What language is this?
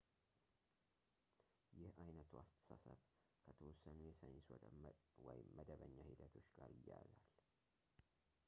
Amharic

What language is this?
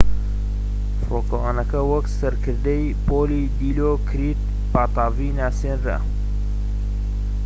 Central Kurdish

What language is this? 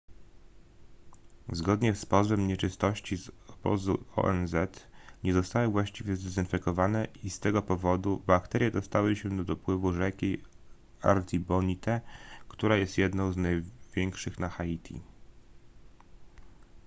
Polish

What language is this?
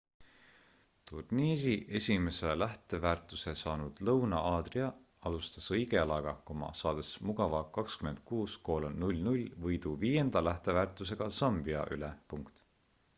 Estonian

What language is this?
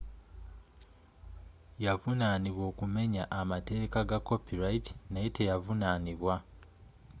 Ganda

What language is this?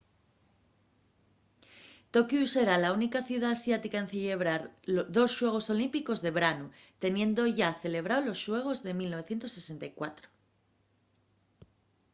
Asturian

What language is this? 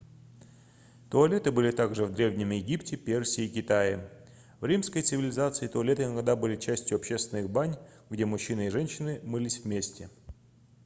Russian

